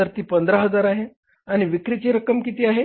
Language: Marathi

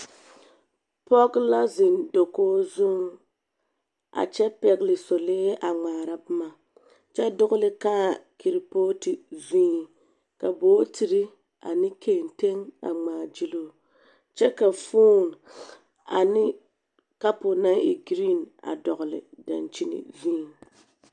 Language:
Southern Dagaare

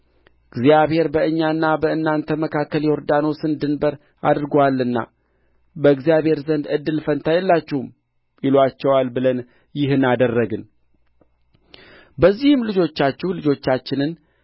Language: Amharic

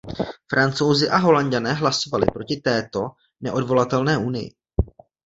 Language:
Czech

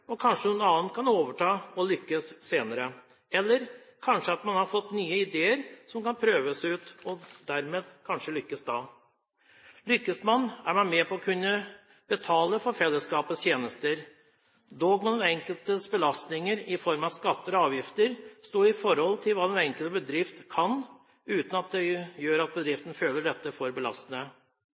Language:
Norwegian Bokmål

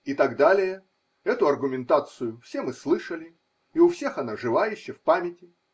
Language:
Russian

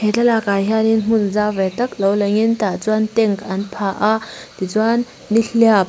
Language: Mizo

